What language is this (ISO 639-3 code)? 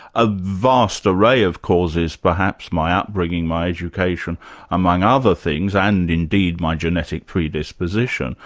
eng